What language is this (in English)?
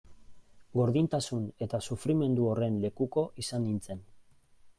Basque